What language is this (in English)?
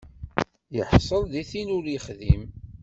Kabyle